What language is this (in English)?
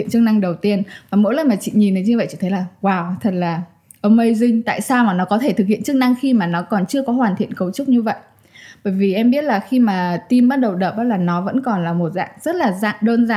Vietnamese